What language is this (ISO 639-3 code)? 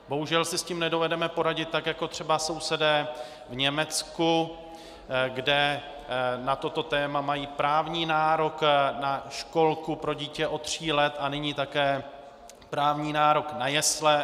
ces